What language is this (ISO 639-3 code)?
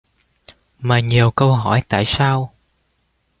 vie